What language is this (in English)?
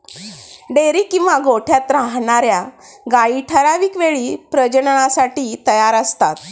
Marathi